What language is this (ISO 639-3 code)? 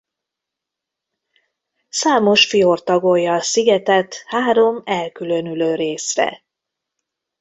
hun